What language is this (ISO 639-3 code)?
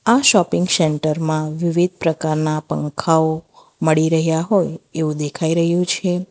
guj